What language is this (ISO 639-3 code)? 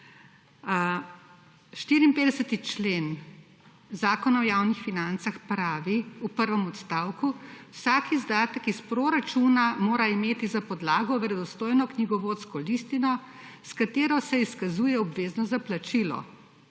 slv